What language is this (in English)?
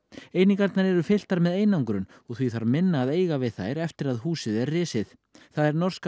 Icelandic